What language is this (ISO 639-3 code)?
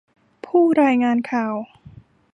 tha